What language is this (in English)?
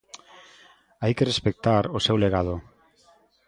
Galician